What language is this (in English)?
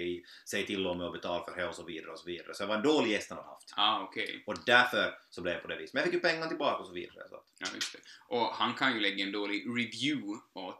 Swedish